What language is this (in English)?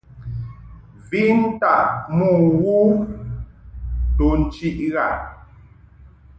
Mungaka